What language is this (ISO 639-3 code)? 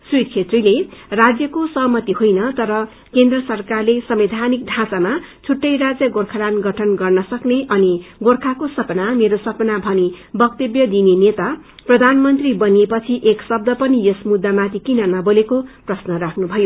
nep